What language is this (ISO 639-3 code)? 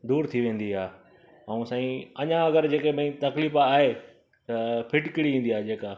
snd